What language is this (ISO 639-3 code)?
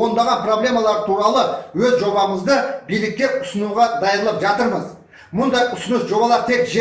kaz